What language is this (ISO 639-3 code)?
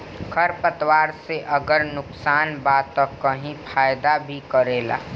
bho